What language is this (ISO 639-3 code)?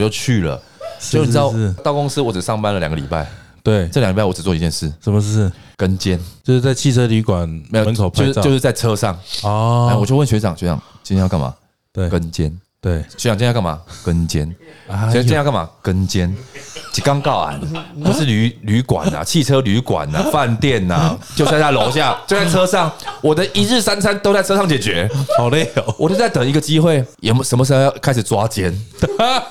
zho